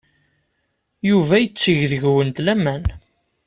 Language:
Kabyle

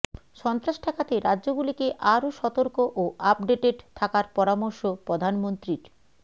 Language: Bangla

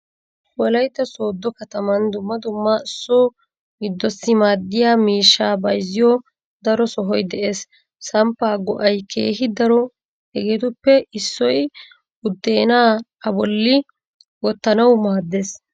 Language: Wolaytta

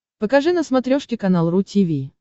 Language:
Russian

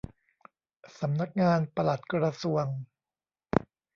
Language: Thai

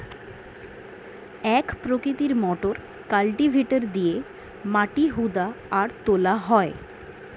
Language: Bangla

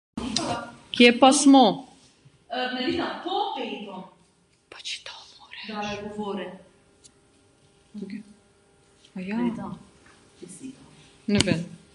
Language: Slovenian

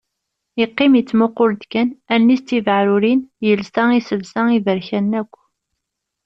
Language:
Kabyle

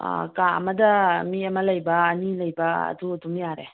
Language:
Manipuri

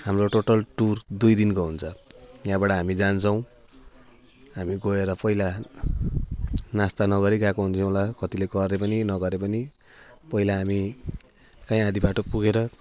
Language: Nepali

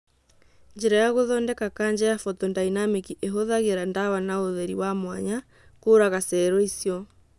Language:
Kikuyu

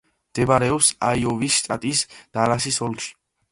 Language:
Georgian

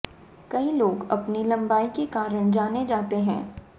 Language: Hindi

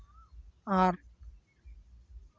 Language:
Santali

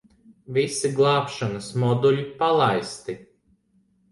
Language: Latvian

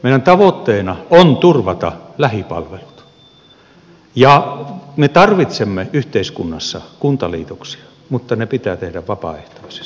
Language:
Finnish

